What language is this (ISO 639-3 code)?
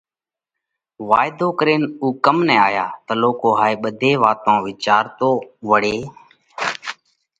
kvx